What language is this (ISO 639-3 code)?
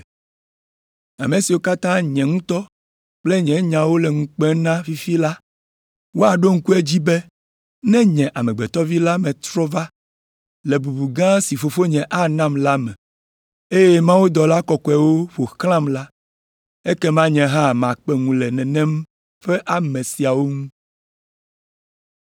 ewe